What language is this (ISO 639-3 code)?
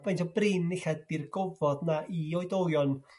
cym